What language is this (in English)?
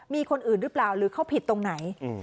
Thai